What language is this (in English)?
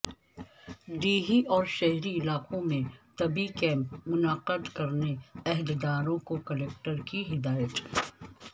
Urdu